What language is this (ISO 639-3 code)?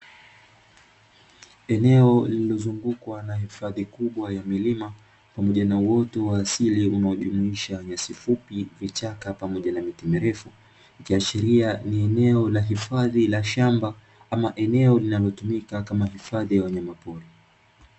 swa